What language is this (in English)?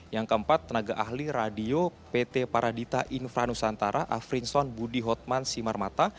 Indonesian